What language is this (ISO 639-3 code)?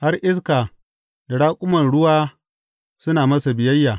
hau